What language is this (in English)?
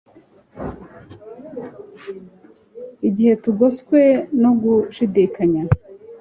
Kinyarwanda